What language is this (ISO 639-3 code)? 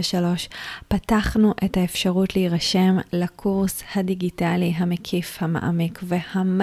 heb